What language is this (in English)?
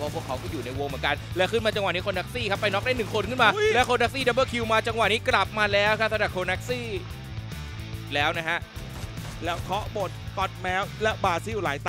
Thai